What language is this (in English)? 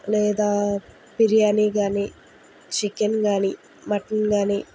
Telugu